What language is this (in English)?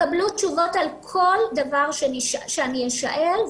Hebrew